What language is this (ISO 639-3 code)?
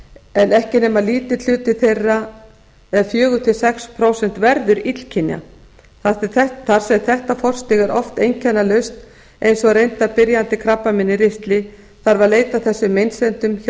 isl